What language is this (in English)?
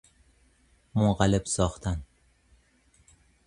Persian